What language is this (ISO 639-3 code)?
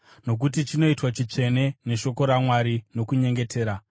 sna